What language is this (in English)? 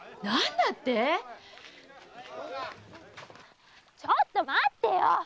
Japanese